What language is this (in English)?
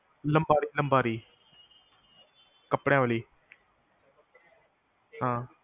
Punjabi